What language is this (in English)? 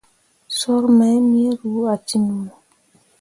Mundang